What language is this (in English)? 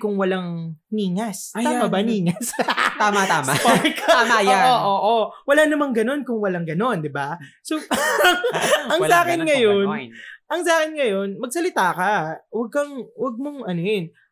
Filipino